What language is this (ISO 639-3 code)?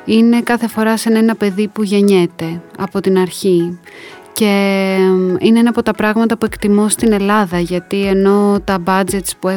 ell